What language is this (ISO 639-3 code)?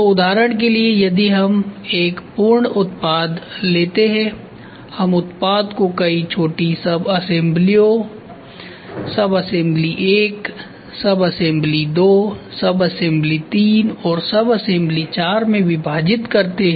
hin